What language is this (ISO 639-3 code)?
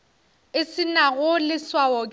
nso